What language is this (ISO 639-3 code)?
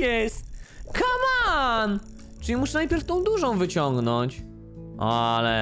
pol